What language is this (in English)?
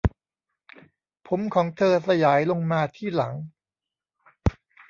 Thai